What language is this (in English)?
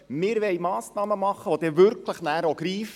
Swiss German